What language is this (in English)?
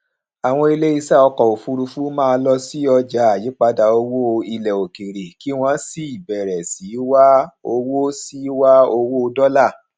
Yoruba